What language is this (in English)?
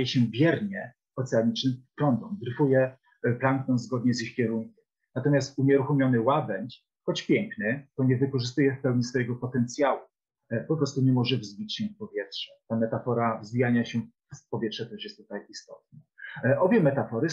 Polish